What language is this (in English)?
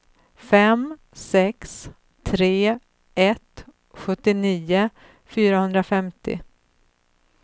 Swedish